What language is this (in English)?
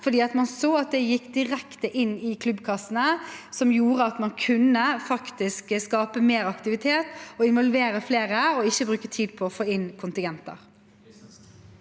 Norwegian